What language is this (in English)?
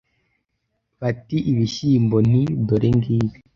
Kinyarwanda